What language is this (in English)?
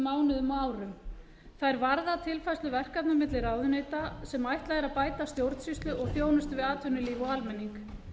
Icelandic